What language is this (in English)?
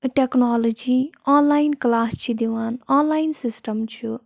Kashmiri